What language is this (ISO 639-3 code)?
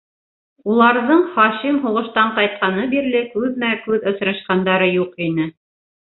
bak